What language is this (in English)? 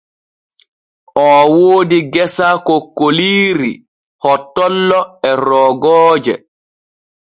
Borgu Fulfulde